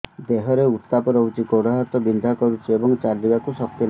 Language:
Odia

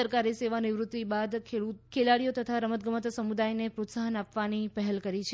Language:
Gujarati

